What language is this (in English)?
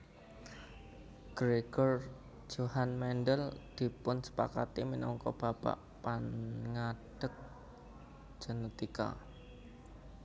Javanese